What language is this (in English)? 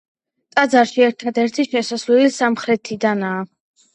Georgian